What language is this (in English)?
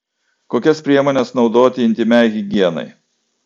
Lithuanian